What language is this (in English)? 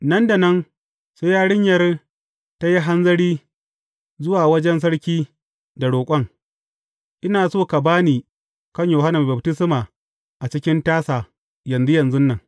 Hausa